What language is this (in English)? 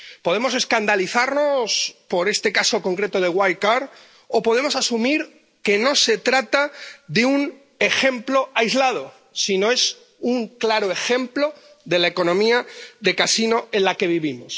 Spanish